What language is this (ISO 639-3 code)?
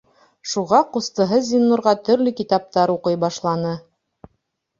bak